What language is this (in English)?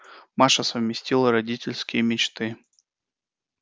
Russian